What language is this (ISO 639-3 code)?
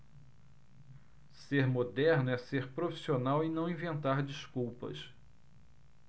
por